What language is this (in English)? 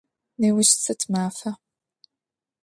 Adyghe